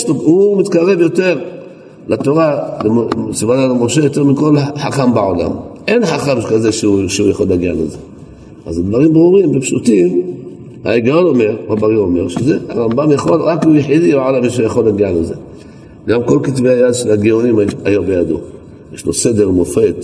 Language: Hebrew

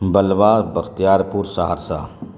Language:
Urdu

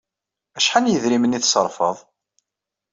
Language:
Kabyle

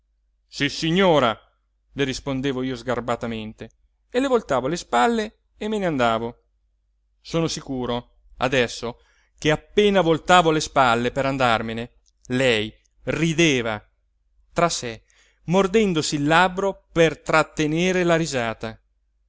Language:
Italian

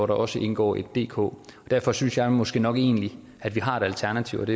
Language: Danish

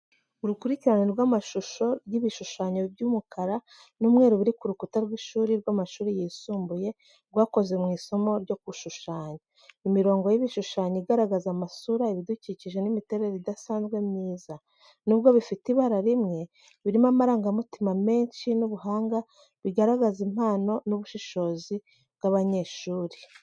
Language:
Kinyarwanda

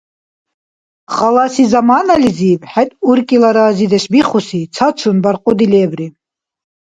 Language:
Dargwa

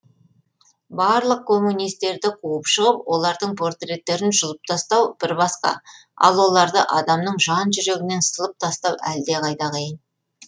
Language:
Kazakh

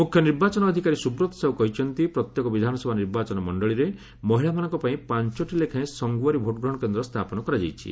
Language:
Odia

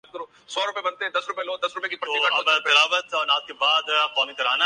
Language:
Urdu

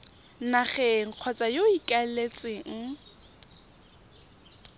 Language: Tswana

